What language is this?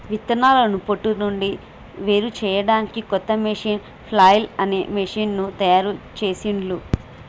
Telugu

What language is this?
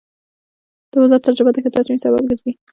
Pashto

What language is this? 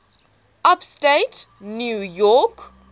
English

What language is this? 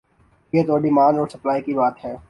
Urdu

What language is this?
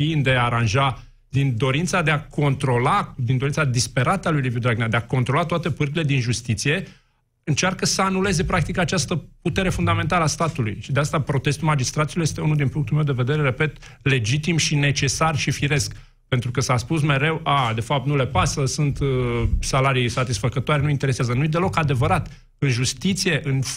Romanian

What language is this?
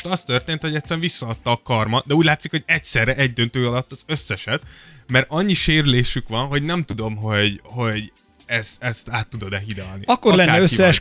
Hungarian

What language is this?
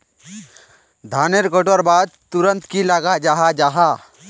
Magahi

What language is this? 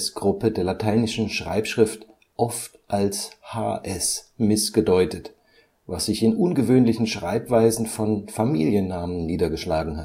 German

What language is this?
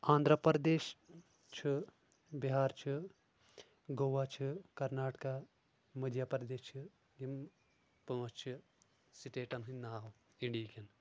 Kashmiri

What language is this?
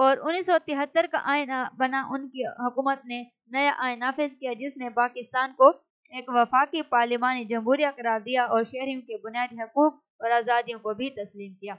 Hindi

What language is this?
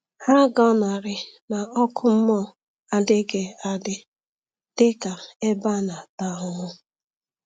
Igbo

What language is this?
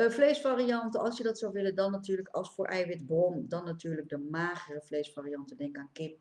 Dutch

